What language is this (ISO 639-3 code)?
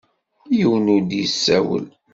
kab